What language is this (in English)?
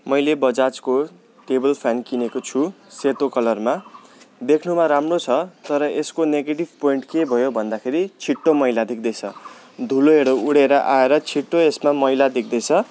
Nepali